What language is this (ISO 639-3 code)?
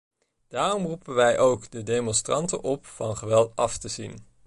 nld